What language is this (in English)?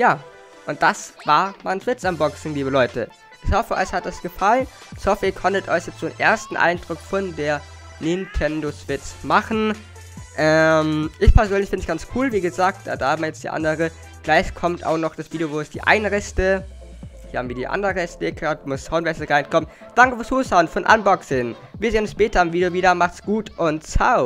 German